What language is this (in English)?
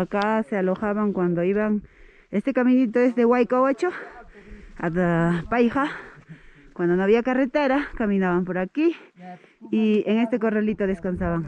Spanish